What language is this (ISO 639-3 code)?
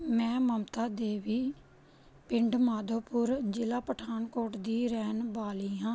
pan